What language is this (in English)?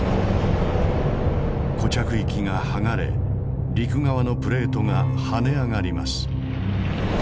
Japanese